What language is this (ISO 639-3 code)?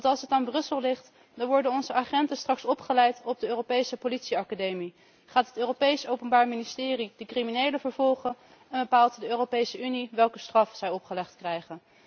nld